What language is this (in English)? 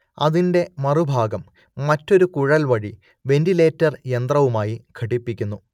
Malayalam